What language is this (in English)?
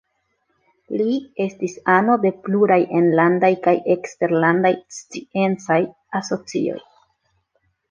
Esperanto